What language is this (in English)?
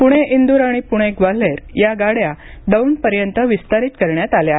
Marathi